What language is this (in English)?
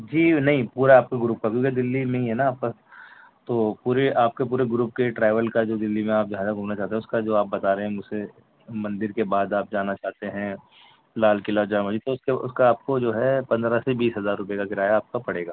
Urdu